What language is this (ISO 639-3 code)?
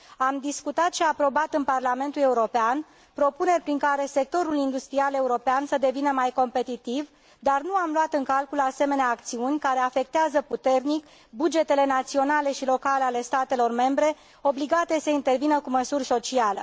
ron